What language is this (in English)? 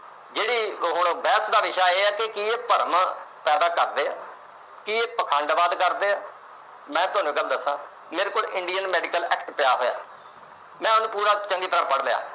Punjabi